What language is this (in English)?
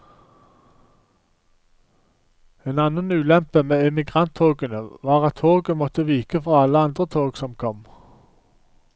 Norwegian